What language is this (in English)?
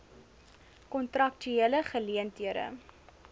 Afrikaans